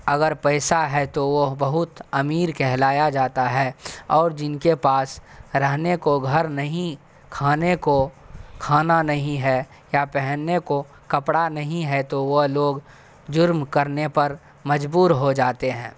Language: Urdu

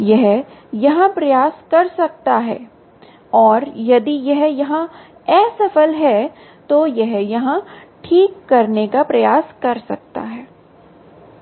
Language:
Hindi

